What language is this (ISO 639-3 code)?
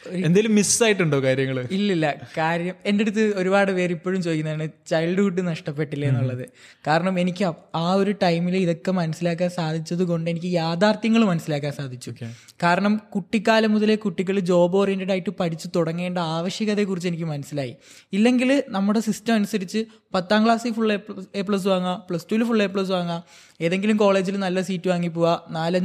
mal